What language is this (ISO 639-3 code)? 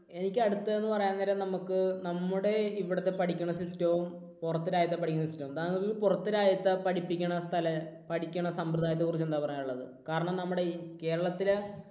mal